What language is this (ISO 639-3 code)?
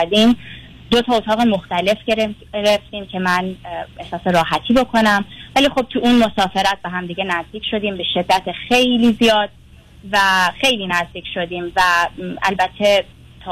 fas